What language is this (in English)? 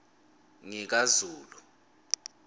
Swati